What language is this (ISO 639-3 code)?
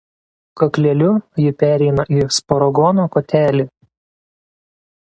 lit